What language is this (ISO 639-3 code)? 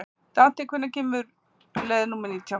isl